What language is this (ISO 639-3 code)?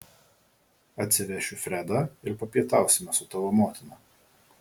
lit